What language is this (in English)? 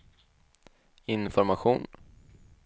Swedish